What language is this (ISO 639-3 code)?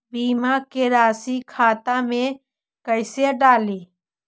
mag